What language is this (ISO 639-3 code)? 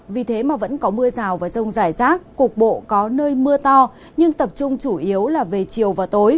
vie